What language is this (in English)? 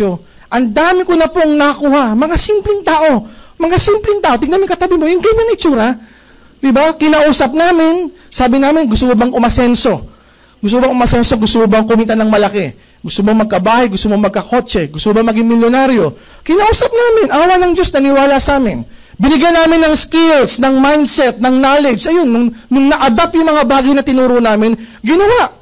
Filipino